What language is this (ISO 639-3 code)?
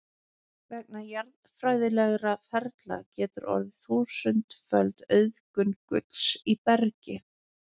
isl